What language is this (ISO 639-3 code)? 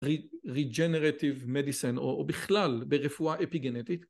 heb